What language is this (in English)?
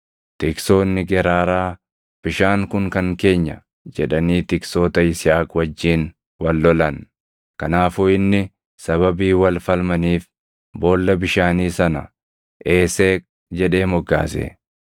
Oromo